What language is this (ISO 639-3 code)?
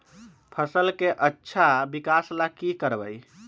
mag